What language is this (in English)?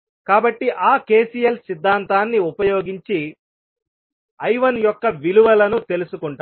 Telugu